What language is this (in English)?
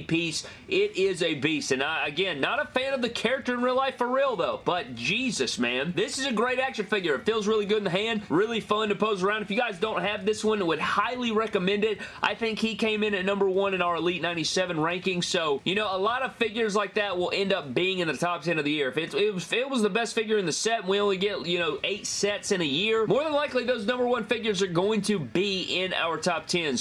English